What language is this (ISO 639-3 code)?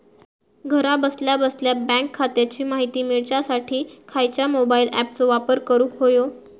mar